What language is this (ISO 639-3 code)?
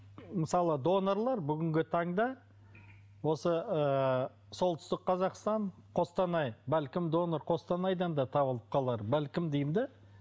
kaz